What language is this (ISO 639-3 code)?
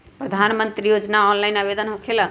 mag